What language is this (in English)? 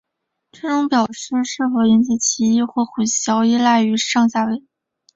Chinese